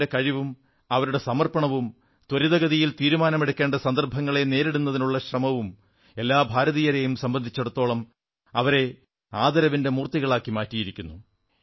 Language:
Malayalam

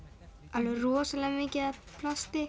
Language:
Icelandic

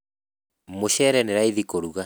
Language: Kikuyu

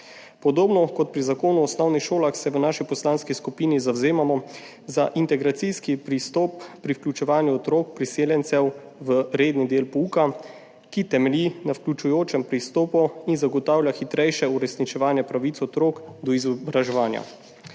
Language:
Slovenian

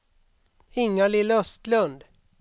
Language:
Swedish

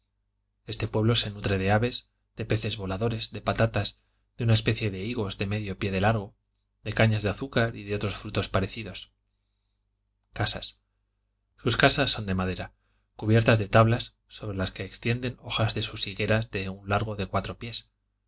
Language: Spanish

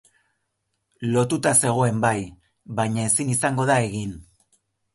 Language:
Basque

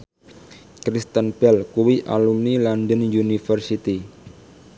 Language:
Javanese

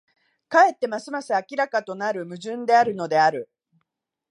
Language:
Japanese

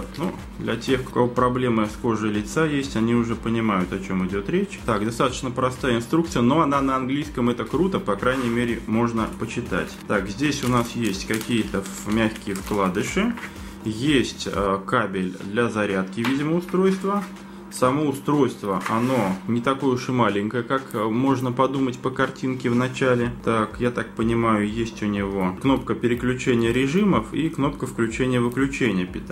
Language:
Russian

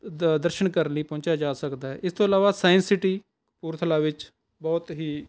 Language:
Punjabi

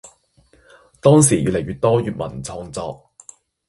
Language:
Cantonese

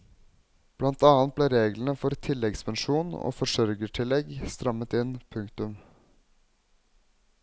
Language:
Norwegian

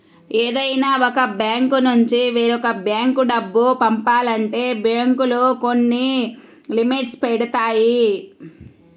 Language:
Telugu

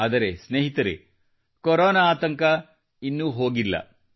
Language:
Kannada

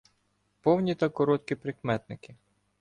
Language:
Ukrainian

